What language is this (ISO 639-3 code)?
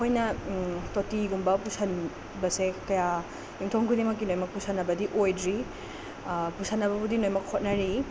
mni